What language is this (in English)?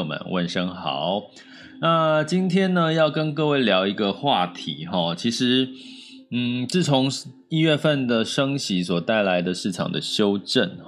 Chinese